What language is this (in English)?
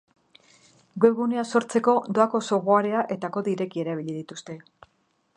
Basque